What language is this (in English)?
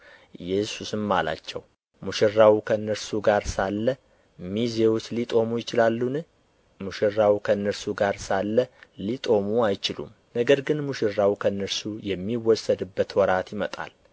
Amharic